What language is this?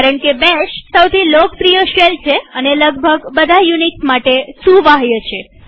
Gujarati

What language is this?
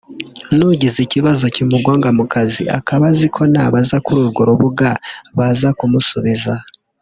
Kinyarwanda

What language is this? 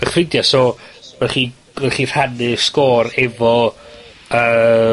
Welsh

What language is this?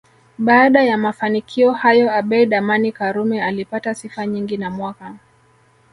Swahili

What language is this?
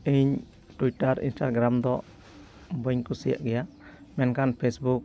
Santali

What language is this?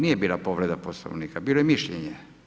Croatian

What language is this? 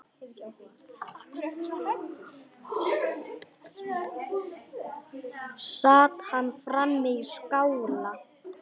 Icelandic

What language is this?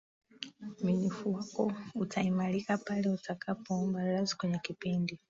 Swahili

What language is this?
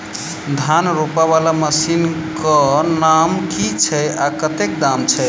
Maithili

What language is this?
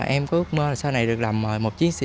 Vietnamese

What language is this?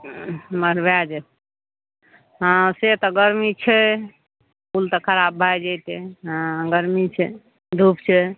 Maithili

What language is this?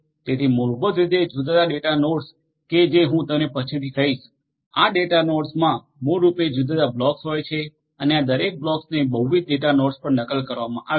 Gujarati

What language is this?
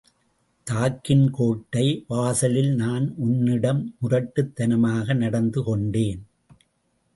Tamil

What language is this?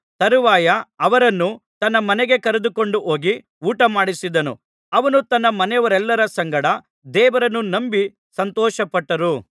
Kannada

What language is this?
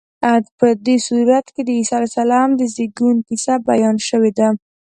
Pashto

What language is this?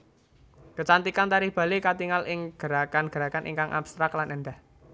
Javanese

